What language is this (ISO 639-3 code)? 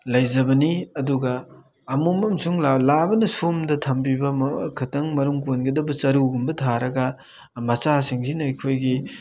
mni